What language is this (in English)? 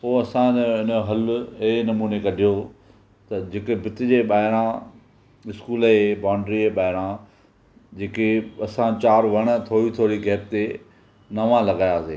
Sindhi